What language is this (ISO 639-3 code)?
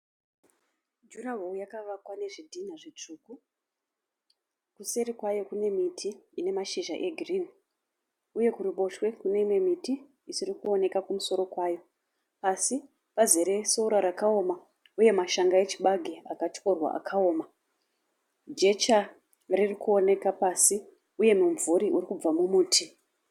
sna